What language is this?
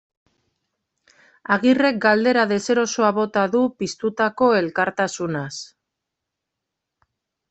Basque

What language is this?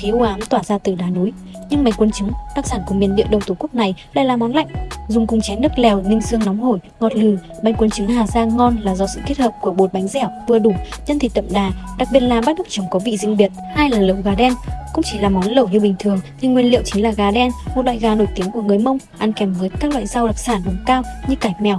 Vietnamese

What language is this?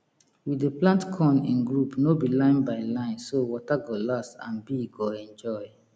Nigerian Pidgin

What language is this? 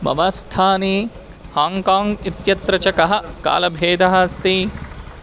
Sanskrit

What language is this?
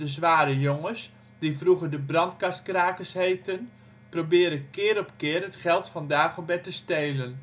Dutch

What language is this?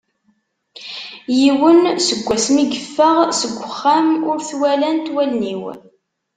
Kabyle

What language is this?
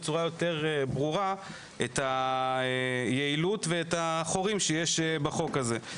Hebrew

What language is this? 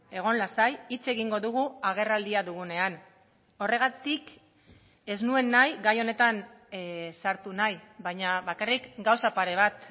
Basque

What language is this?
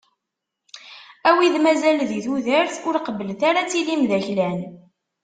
Kabyle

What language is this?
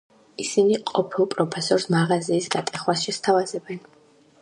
Georgian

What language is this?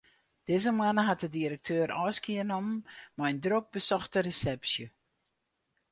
Western Frisian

